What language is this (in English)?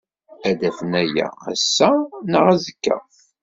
Kabyle